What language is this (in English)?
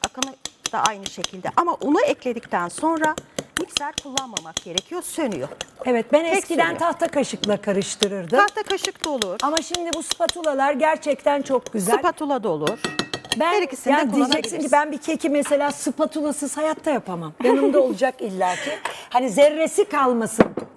Turkish